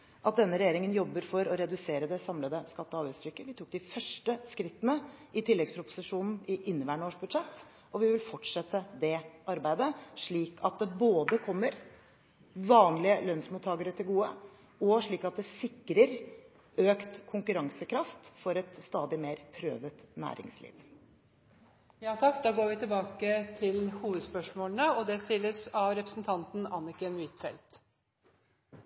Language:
Norwegian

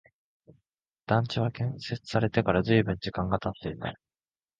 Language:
Japanese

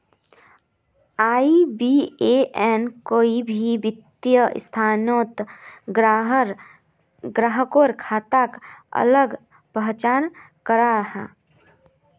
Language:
Magahi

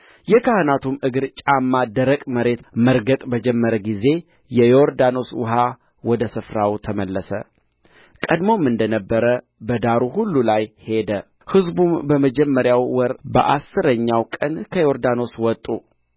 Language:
Amharic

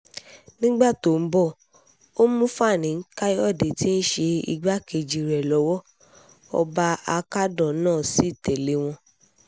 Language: Yoruba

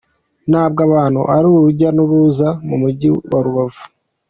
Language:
Kinyarwanda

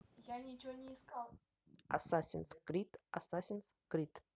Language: Russian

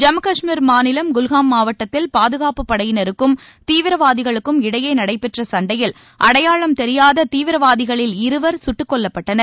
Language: Tamil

